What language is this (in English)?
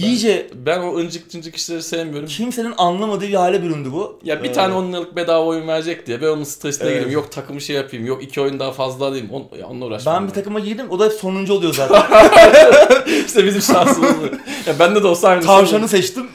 Turkish